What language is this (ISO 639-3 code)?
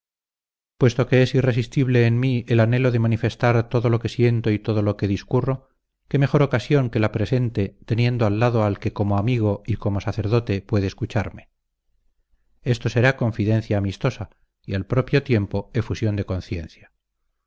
spa